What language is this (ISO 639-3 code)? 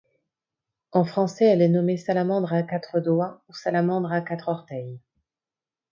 fra